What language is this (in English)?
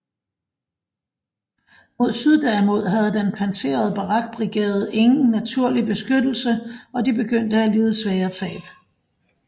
Danish